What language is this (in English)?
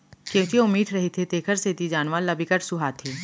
Chhattisgarhi